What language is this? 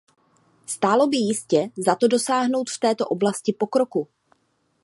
Czech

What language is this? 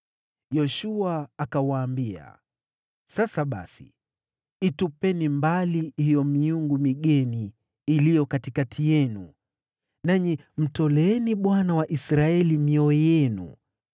Swahili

